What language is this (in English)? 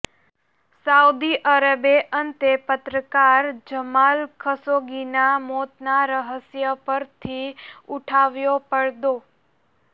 Gujarati